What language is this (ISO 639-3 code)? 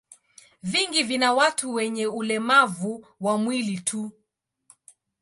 swa